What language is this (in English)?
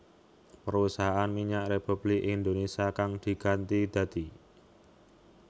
Javanese